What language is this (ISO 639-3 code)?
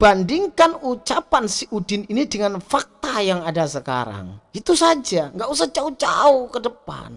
ind